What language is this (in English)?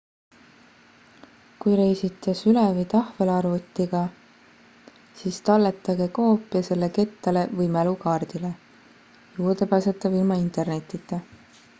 Estonian